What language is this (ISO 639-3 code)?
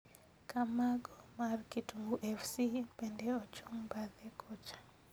luo